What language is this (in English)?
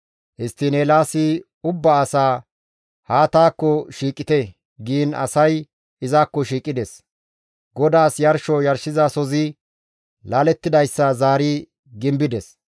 Gamo